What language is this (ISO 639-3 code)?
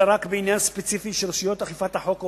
heb